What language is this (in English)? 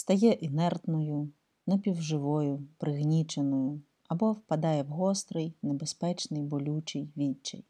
Ukrainian